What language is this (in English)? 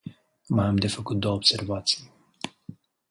Romanian